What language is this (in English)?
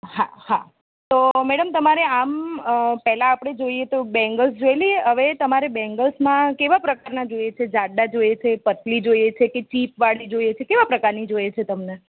Gujarati